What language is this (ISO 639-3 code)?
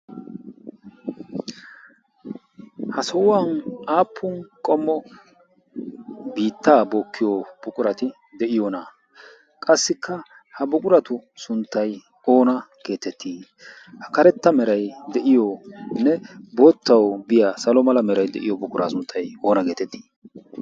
wal